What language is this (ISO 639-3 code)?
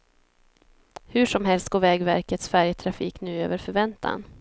swe